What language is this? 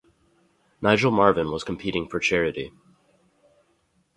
English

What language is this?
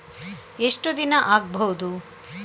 Kannada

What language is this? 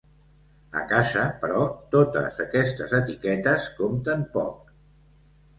Catalan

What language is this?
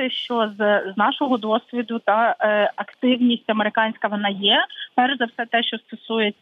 Ukrainian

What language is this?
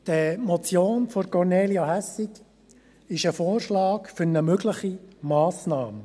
Swiss German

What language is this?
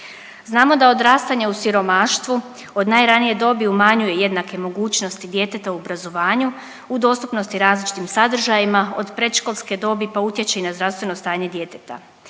Croatian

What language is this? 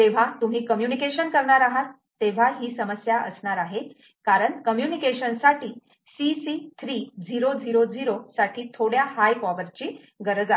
Marathi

